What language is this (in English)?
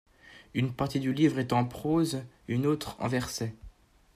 French